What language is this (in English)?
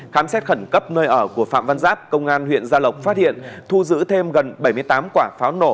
Vietnamese